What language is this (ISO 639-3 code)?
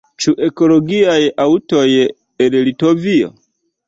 epo